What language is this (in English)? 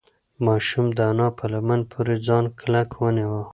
Pashto